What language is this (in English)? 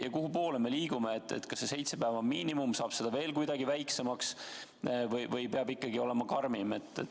Estonian